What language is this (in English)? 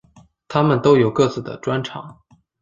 Chinese